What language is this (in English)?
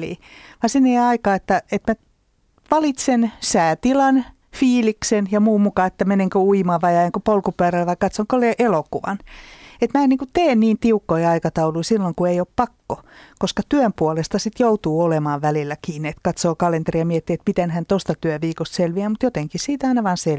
Finnish